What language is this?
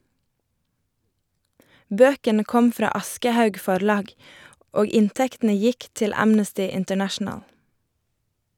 Norwegian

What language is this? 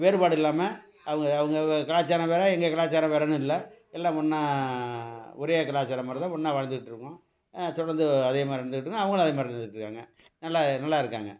Tamil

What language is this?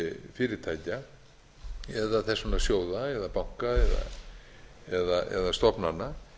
Icelandic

